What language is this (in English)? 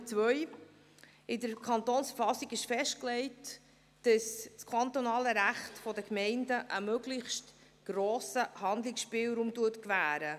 Swiss German